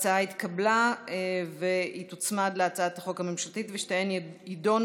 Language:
Hebrew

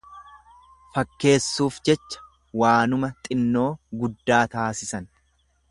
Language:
Oromo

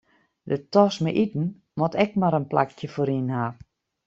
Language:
Western Frisian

